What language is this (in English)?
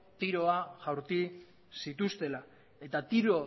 Basque